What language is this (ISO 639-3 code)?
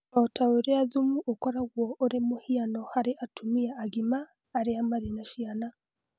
kik